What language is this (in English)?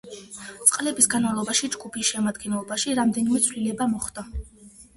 Georgian